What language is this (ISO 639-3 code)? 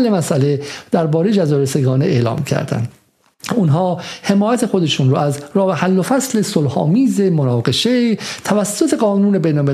fas